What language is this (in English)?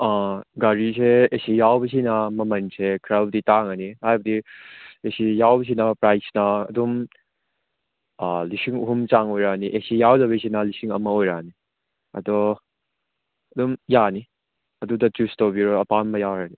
Manipuri